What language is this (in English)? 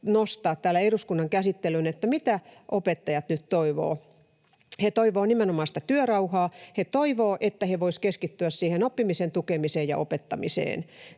Finnish